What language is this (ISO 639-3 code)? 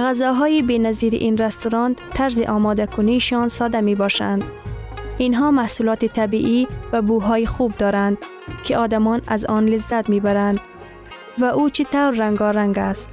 fas